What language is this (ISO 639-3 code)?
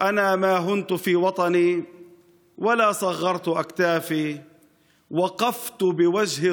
heb